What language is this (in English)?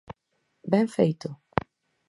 Galician